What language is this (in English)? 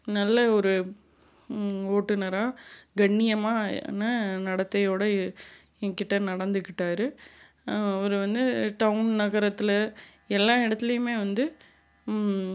Tamil